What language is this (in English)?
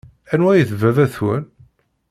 Kabyle